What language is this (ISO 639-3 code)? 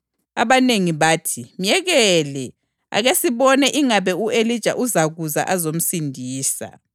nde